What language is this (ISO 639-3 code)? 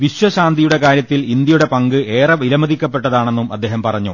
mal